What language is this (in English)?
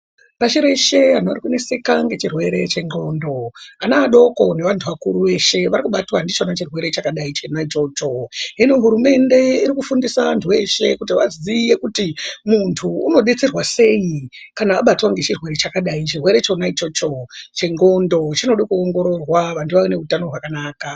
Ndau